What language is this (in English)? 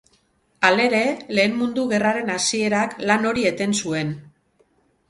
Basque